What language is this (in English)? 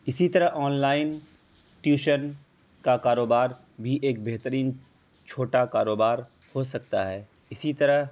Urdu